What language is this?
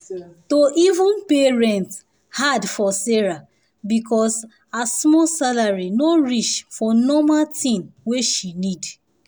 Nigerian Pidgin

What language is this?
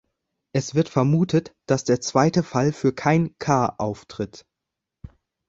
German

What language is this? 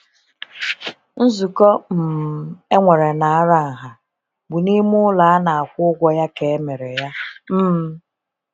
Igbo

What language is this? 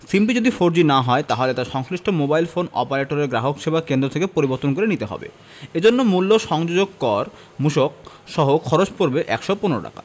Bangla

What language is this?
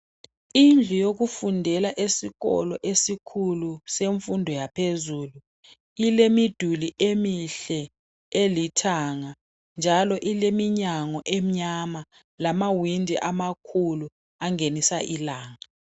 North Ndebele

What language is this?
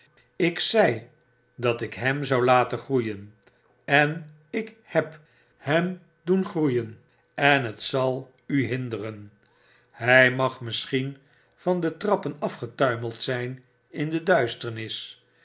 Dutch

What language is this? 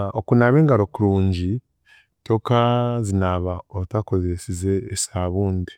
Chiga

